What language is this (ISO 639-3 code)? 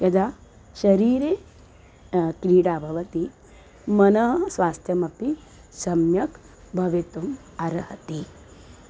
san